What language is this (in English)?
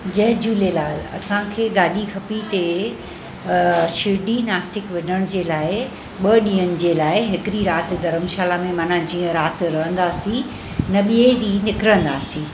Sindhi